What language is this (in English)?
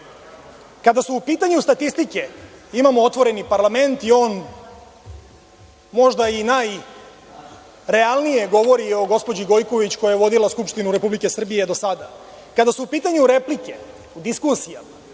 Serbian